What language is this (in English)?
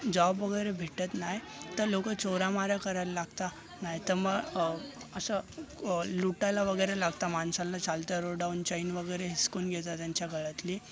Marathi